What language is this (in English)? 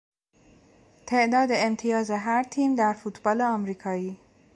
Persian